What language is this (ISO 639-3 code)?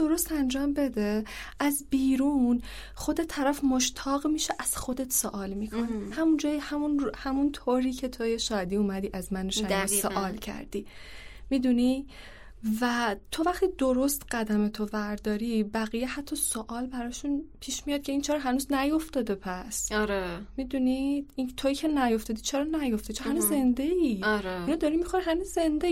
fas